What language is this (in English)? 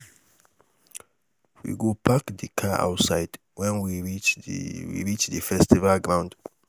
Nigerian Pidgin